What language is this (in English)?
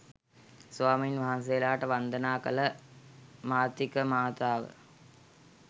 Sinhala